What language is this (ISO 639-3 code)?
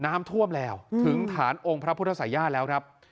tha